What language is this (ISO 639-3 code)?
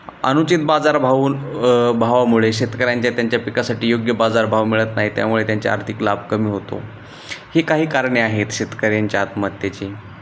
mar